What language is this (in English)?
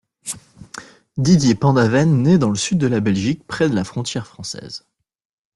French